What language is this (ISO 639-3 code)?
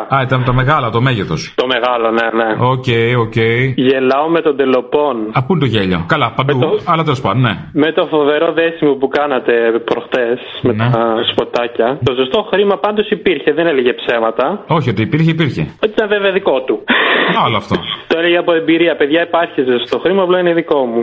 ell